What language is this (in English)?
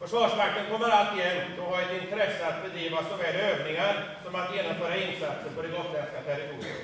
Swedish